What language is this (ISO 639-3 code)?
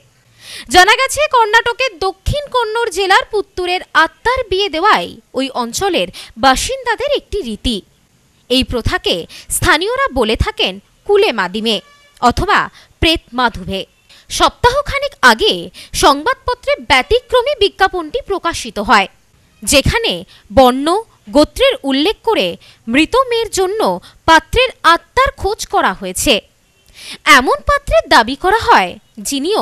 ben